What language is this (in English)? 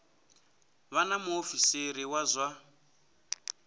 Venda